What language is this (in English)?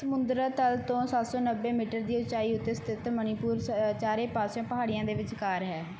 Punjabi